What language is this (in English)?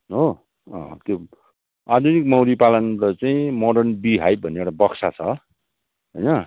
Nepali